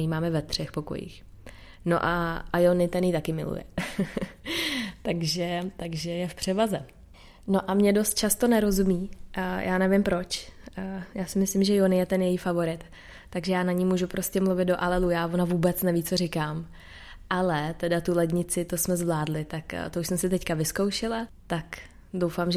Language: Czech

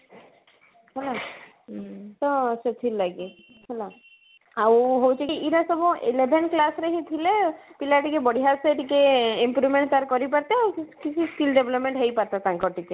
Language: Odia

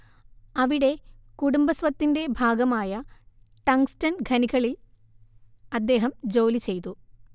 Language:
Malayalam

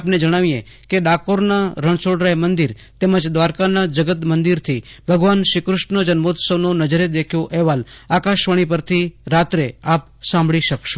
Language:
Gujarati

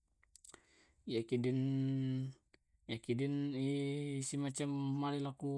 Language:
Tae'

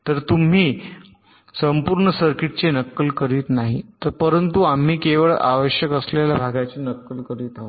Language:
Marathi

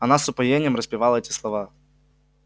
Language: Russian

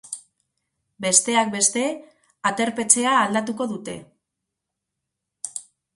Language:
Basque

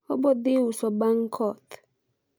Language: Luo (Kenya and Tanzania)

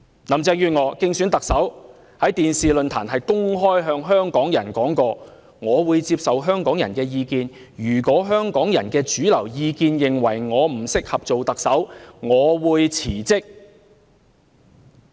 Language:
Cantonese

